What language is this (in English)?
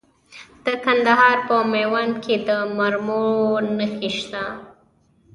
Pashto